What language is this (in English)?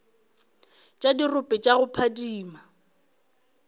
Northern Sotho